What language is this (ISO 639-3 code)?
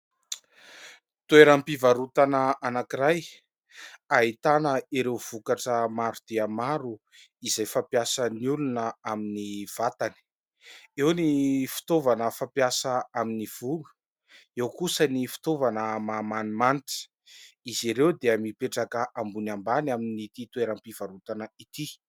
mlg